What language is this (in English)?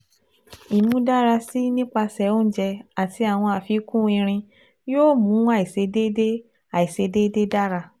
Yoruba